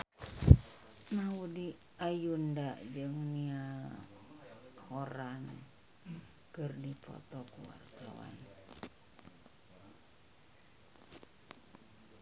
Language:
Sundanese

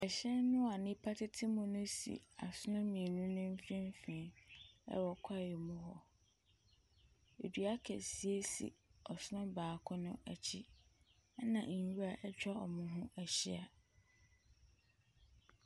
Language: Akan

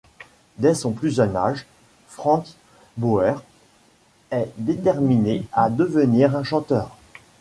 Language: French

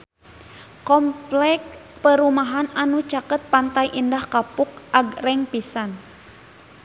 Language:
Sundanese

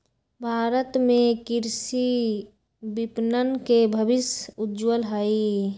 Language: Magahi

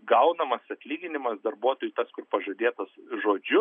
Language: Lithuanian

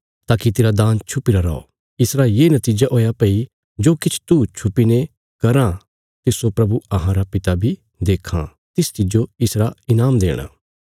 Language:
Bilaspuri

